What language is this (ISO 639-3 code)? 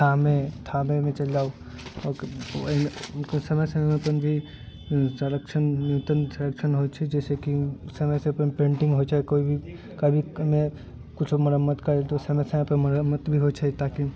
mai